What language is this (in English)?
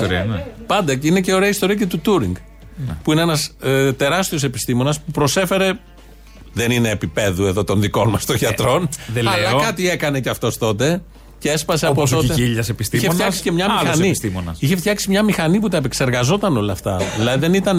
Greek